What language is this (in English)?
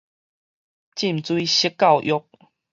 Min Nan Chinese